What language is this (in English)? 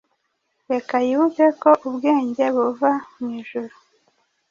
Kinyarwanda